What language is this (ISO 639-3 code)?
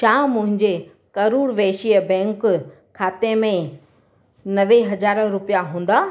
snd